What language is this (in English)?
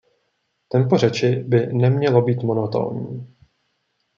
Czech